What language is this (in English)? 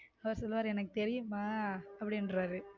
Tamil